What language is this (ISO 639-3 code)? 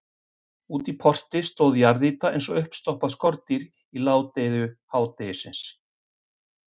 isl